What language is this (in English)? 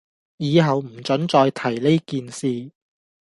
Cantonese